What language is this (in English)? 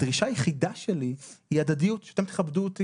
Hebrew